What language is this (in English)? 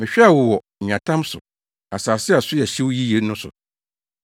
Akan